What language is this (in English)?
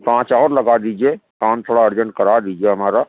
Urdu